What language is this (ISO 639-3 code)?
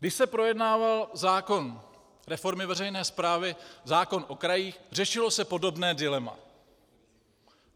ces